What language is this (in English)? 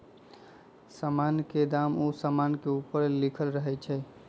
Magahi